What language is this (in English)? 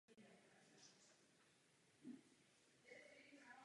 Czech